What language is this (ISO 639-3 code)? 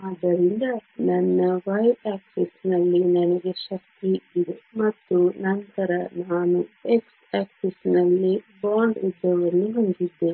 kan